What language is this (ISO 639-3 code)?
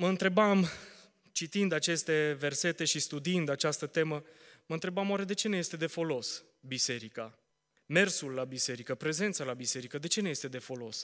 ron